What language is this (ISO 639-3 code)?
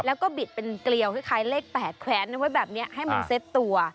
tha